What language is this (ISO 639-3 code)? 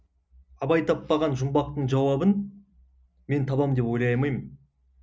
kaz